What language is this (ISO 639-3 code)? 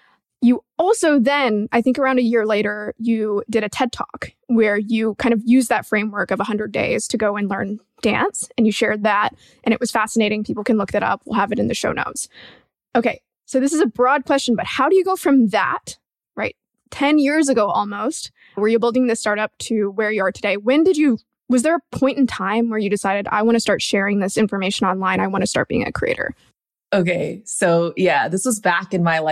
eng